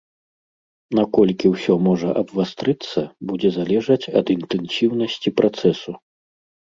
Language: Belarusian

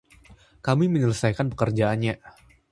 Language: Indonesian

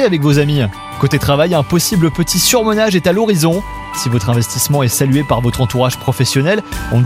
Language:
French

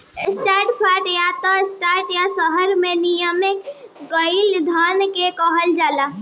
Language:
Bhojpuri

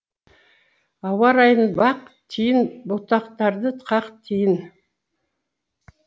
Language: Kazakh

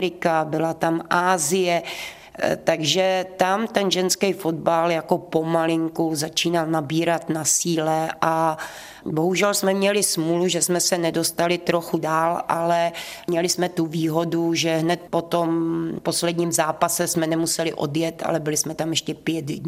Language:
Czech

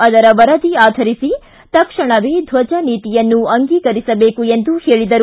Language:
Kannada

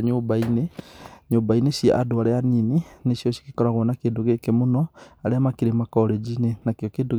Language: Kikuyu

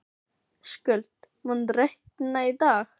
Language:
Icelandic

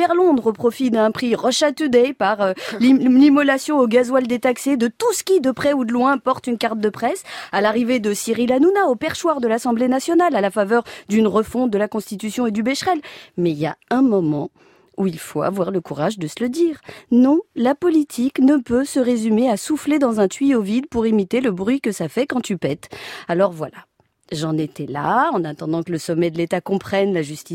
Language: French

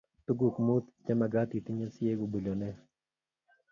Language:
Kalenjin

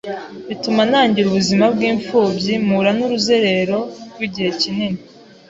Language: Kinyarwanda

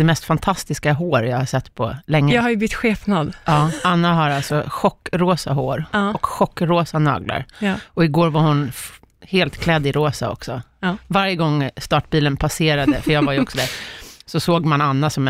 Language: Swedish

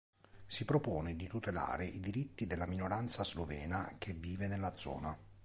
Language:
Italian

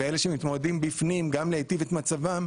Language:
Hebrew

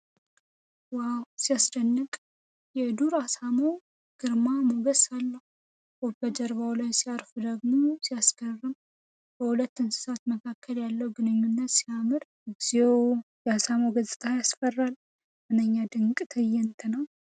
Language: Amharic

